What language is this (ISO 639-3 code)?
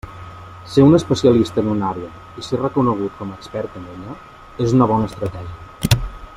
cat